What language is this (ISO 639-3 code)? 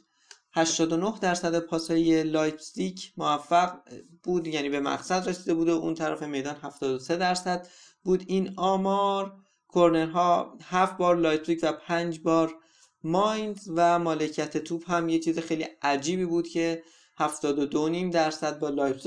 fas